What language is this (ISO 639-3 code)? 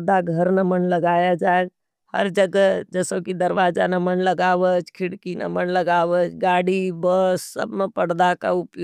noe